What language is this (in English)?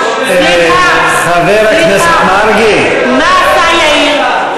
Hebrew